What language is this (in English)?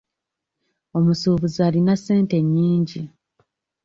Ganda